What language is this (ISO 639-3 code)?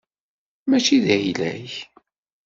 kab